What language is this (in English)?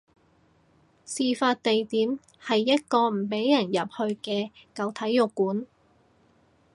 Cantonese